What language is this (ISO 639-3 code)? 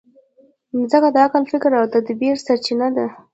pus